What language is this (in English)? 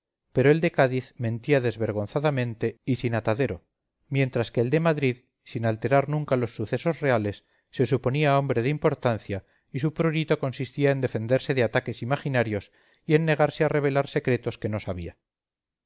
Spanish